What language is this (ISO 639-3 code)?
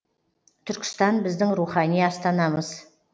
kaz